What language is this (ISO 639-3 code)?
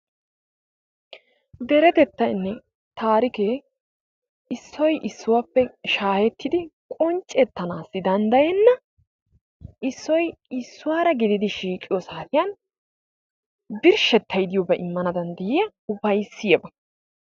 wal